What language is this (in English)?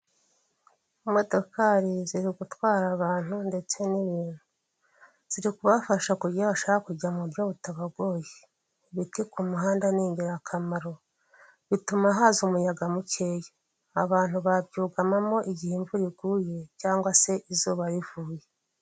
Kinyarwanda